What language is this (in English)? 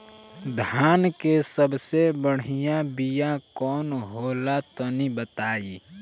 Bhojpuri